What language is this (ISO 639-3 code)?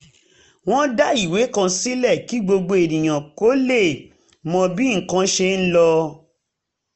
yor